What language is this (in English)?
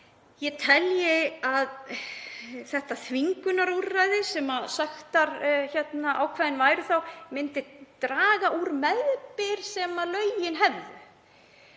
Icelandic